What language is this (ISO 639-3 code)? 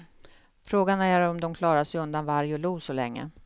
swe